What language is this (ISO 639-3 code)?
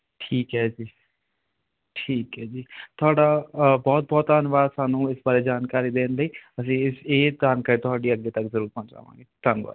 pan